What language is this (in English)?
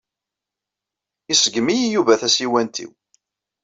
Kabyle